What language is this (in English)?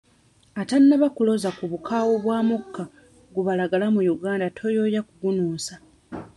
Ganda